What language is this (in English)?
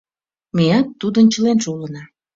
Mari